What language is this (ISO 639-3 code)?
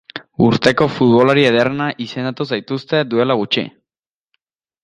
eus